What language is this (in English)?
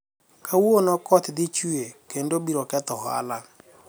Luo (Kenya and Tanzania)